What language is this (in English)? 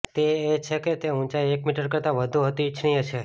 Gujarati